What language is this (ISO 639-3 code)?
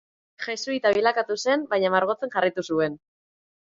eus